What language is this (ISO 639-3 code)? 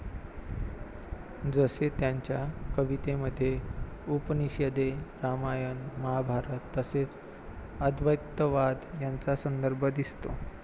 mar